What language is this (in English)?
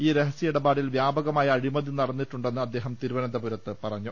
Malayalam